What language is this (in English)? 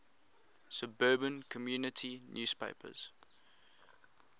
English